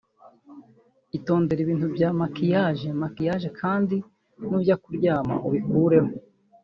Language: Kinyarwanda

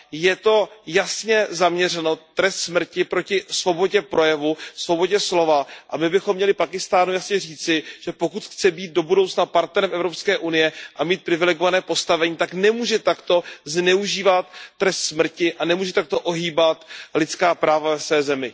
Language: Czech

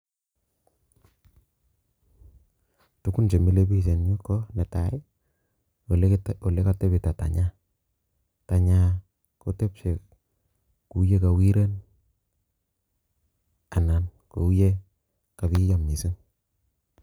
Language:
Kalenjin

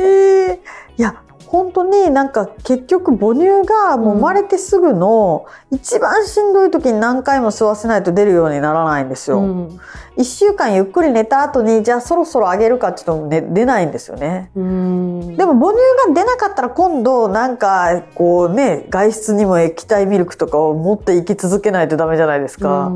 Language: Japanese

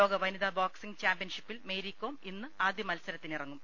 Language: Malayalam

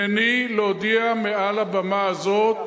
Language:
Hebrew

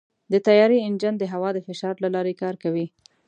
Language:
Pashto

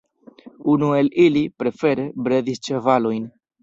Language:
Esperanto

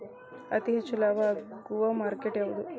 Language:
Kannada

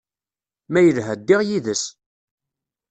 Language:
Kabyle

